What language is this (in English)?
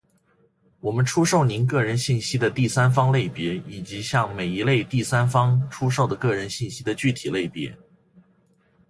Chinese